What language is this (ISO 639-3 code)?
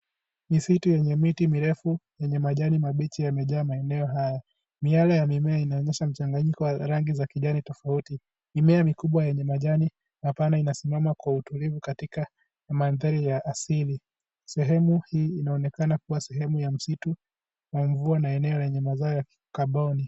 swa